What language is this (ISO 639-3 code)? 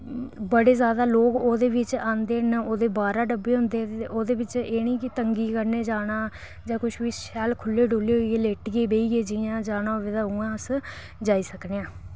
doi